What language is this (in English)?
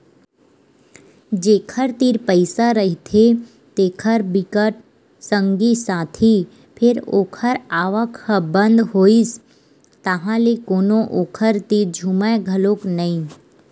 Chhattisgarhi